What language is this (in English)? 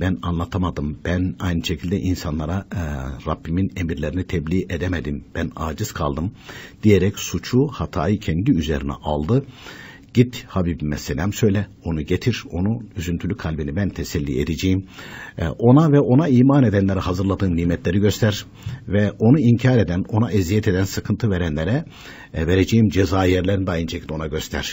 Turkish